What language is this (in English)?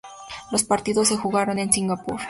Spanish